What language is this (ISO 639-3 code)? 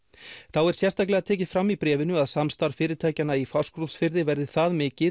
isl